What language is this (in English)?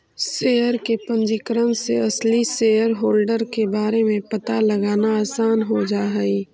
Magahi